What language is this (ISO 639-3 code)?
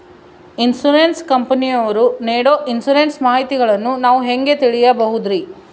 kan